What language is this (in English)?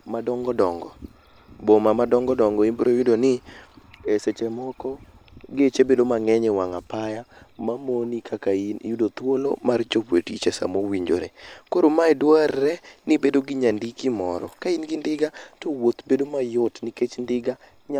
Luo (Kenya and Tanzania)